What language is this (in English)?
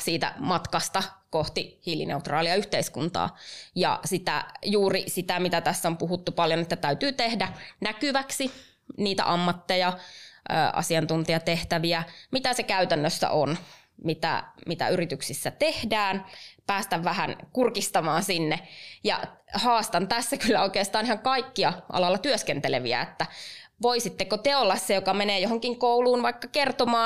Finnish